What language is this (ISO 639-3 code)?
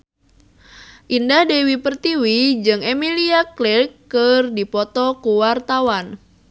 sun